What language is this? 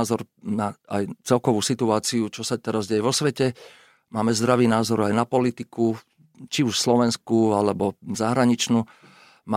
Slovak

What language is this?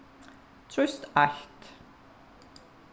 Faroese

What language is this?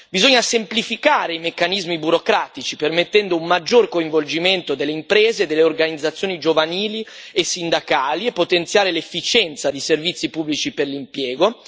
Italian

